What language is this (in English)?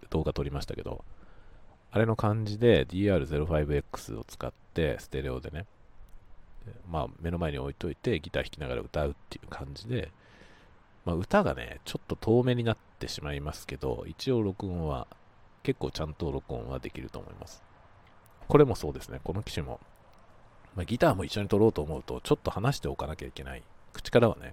Japanese